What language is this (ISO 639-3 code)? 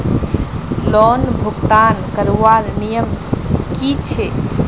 mag